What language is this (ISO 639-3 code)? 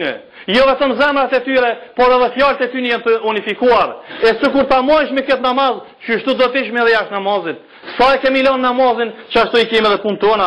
ron